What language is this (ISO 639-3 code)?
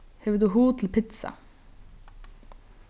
fao